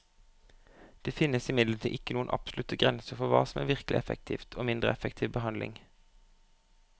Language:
Norwegian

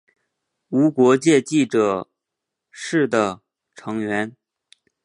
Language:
Chinese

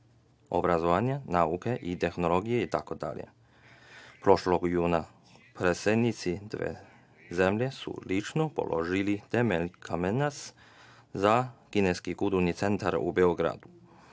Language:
Serbian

